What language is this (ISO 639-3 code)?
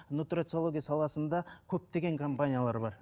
kaz